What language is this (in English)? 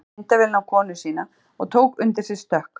Icelandic